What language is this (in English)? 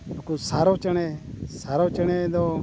Santali